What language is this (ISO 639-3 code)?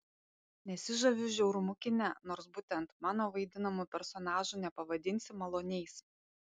lit